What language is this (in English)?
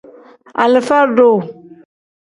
Tem